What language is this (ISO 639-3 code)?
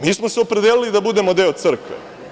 srp